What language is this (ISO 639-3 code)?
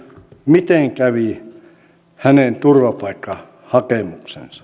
fin